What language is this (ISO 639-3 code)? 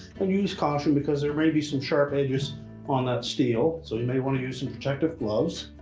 eng